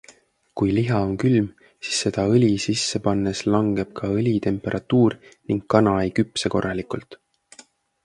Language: Estonian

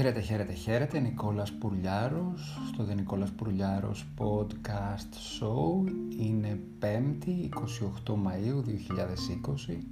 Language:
Greek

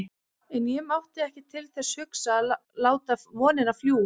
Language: Icelandic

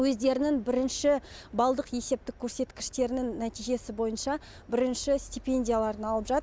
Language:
Kazakh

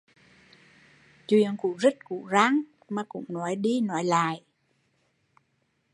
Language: Vietnamese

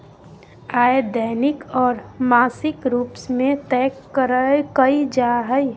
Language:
Magahi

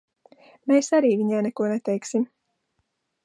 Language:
Latvian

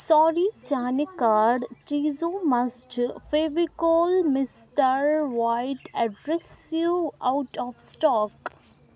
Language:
Kashmiri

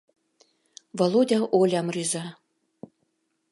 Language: Mari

